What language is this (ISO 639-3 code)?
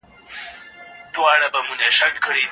pus